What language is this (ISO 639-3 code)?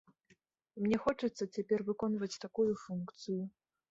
bel